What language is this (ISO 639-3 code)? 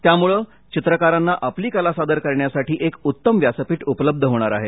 mar